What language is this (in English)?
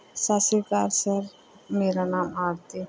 Punjabi